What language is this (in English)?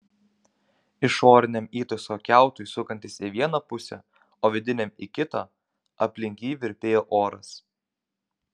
Lithuanian